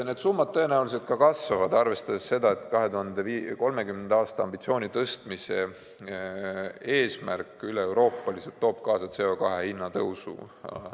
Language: Estonian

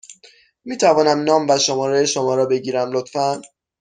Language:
Persian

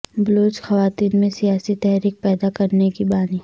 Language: Urdu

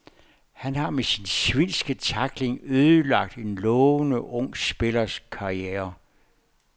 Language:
Danish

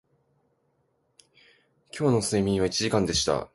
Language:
Japanese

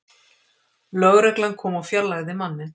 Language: Icelandic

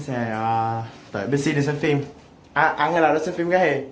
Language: Vietnamese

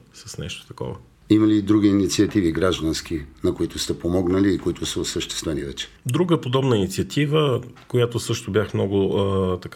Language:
Bulgarian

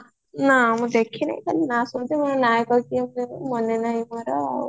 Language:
Odia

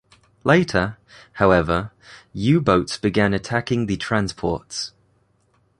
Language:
English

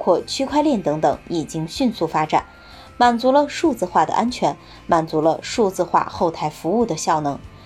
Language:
Chinese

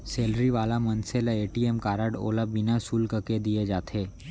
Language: Chhattisgarhi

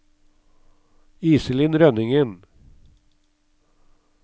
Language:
Norwegian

